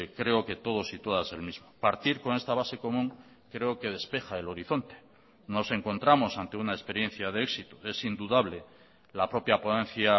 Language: Spanish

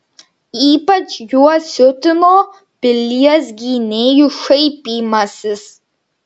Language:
Lithuanian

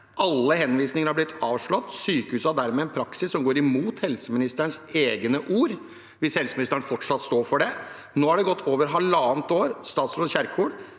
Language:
Norwegian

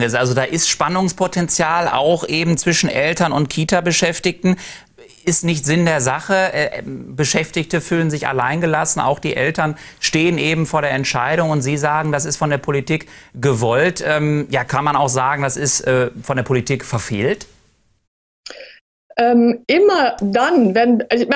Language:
German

